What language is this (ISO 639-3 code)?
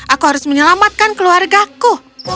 ind